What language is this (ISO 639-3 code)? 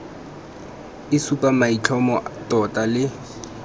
tsn